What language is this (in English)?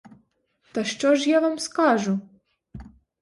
Ukrainian